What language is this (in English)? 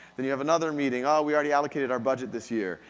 English